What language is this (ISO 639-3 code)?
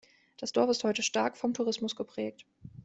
deu